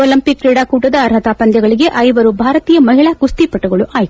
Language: Kannada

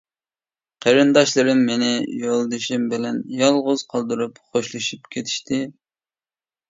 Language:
Uyghur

